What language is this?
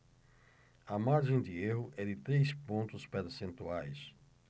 Portuguese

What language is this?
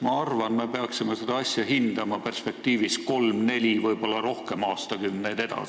Estonian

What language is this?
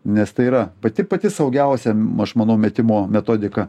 Lithuanian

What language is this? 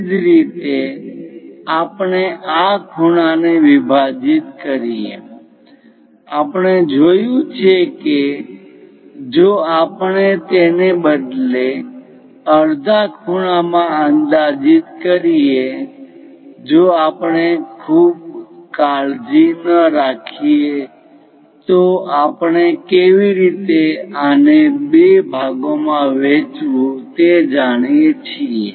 Gujarati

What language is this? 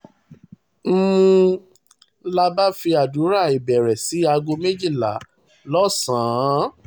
Yoruba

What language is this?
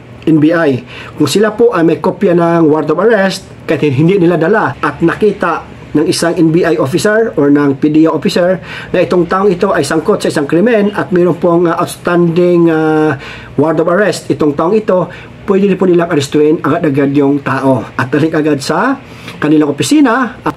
Filipino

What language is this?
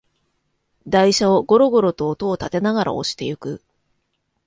Japanese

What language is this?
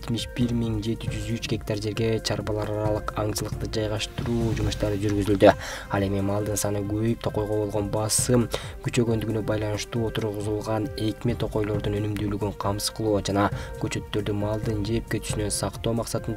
Turkish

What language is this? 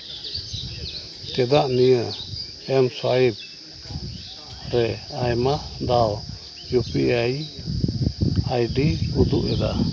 Santali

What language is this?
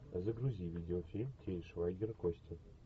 Russian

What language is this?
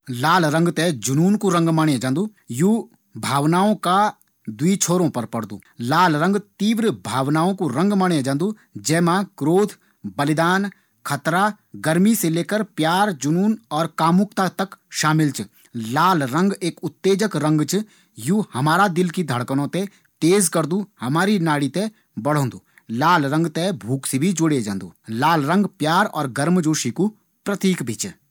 Garhwali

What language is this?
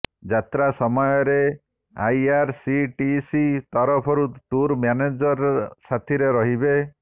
Odia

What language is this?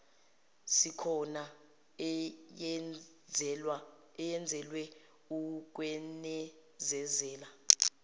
Zulu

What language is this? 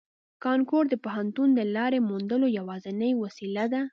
Pashto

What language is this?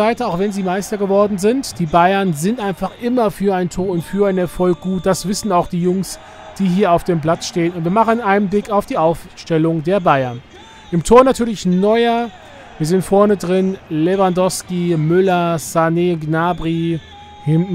German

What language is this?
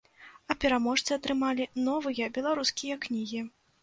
Belarusian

